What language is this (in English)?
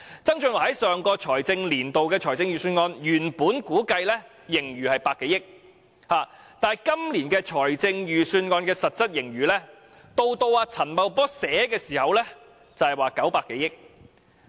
Cantonese